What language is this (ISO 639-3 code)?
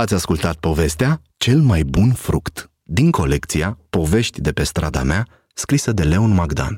ron